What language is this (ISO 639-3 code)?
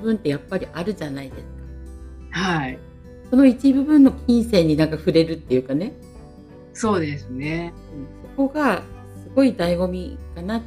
jpn